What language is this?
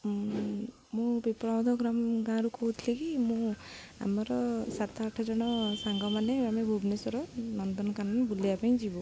Odia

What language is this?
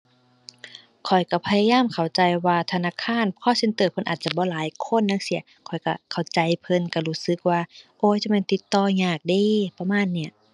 Thai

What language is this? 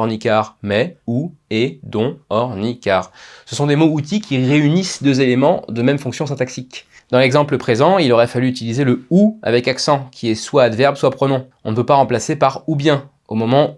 French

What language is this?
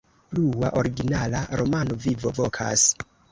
Esperanto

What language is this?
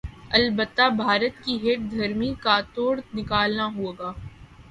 Urdu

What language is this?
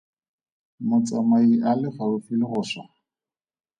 Tswana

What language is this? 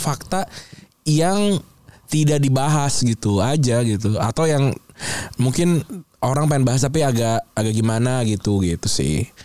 Indonesian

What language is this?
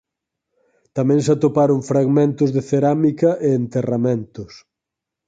Galician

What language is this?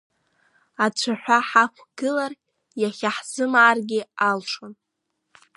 Abkhazian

